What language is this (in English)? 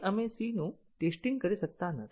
Gujarati